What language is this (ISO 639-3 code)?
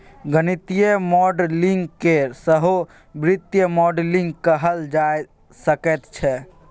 mai